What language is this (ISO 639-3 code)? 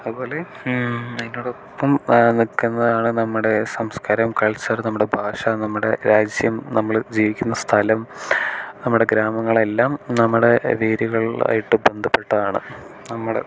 mal